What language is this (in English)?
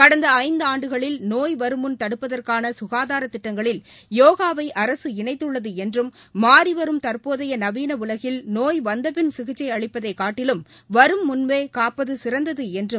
Tamil